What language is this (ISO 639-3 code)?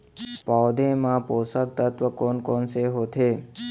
hne